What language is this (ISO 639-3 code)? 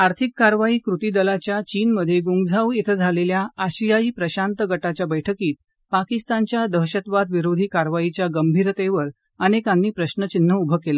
mar